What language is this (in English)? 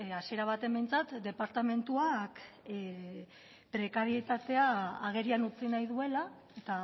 Basque